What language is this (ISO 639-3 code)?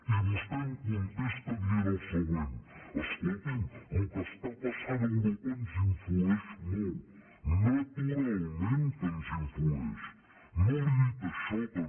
cat